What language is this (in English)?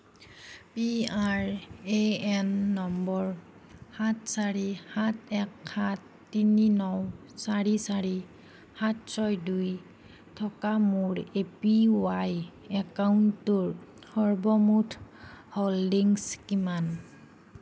Assamese